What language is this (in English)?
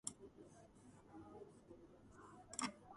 Georgian